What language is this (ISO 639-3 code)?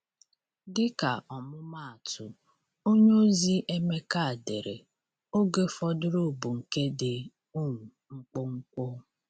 ibo